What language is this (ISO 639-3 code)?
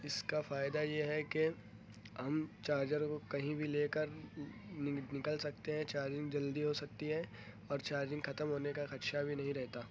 urd